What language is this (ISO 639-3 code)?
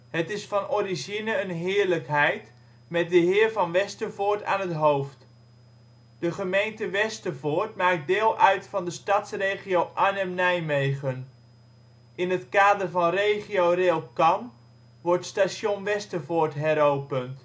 nld